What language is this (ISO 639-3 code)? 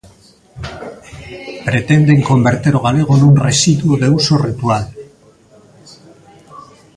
glg